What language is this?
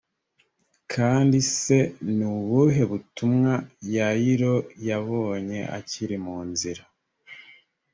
Kinyarwanda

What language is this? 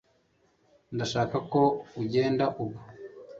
Kinyarwanda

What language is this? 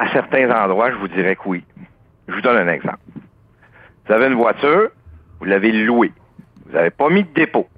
French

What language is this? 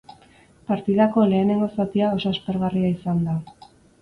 Basque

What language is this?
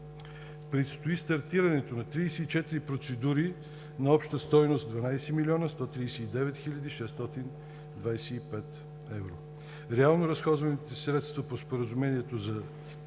Bulgarian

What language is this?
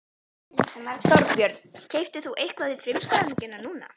Icelandic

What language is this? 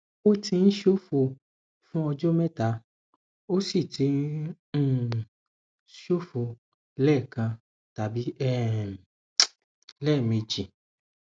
Yoruba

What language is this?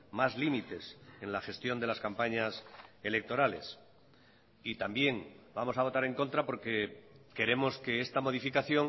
Spanish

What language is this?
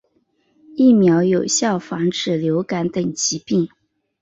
Chinese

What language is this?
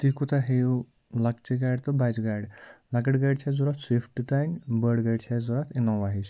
Kashmiri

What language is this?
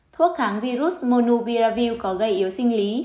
Vietnamese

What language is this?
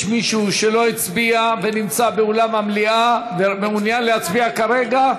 Hebrew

